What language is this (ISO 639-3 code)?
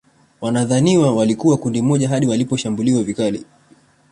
swa